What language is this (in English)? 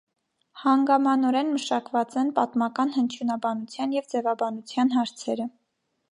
Armenian